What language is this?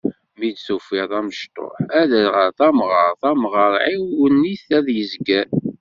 Kabyle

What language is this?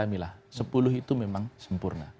Indonesian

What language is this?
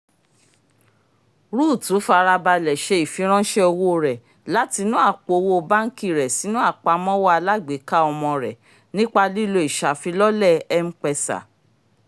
Yoruba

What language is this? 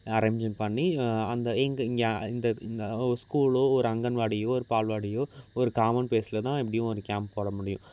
Tamil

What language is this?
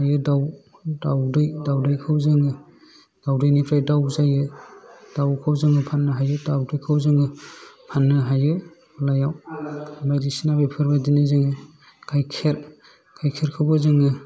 Bodo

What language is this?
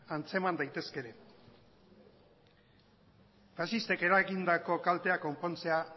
Basque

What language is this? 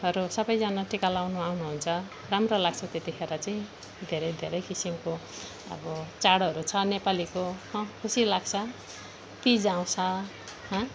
Nepali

